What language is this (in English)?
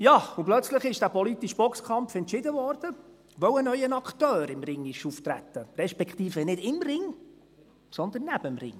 Swiss German